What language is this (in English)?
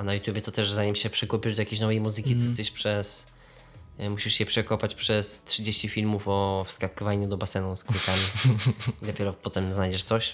Polish